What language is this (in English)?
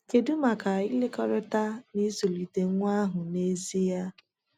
Igbo